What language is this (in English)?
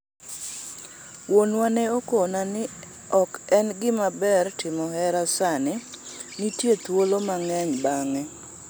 Luo (Kenya and Tanzania)